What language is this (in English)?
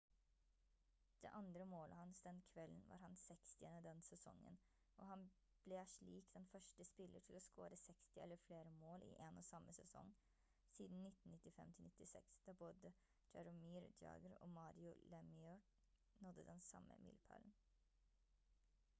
Norwegian Bokmål